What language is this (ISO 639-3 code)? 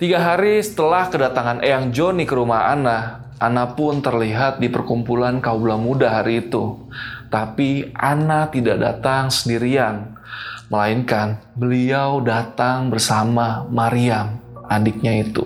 ind